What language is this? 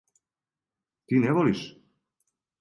Serbian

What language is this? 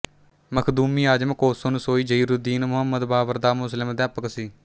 Punjabi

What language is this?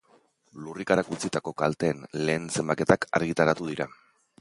Basque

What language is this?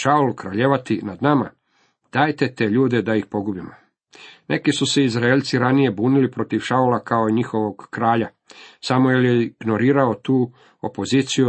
Croatian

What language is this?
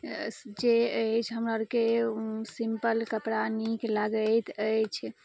Maithili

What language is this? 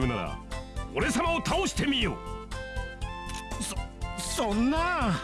Indonesian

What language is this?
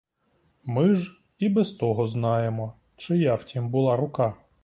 Ukrainian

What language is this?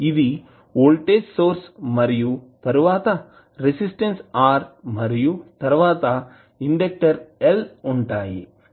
Telugu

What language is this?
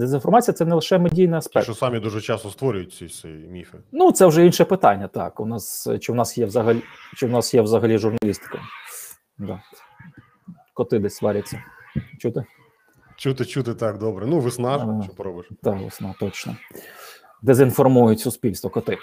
Ukrainian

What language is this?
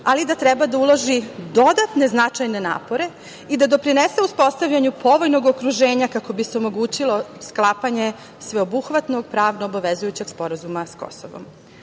Serbian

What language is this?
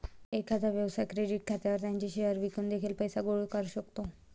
Marathi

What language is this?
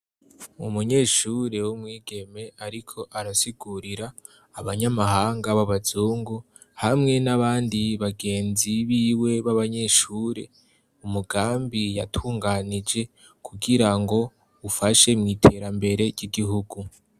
Rundi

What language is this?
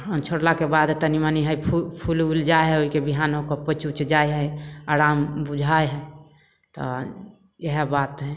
Maithili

